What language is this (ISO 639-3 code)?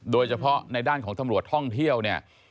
tha